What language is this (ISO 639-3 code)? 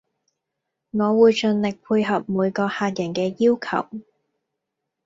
yue